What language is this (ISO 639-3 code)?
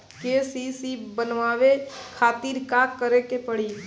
bho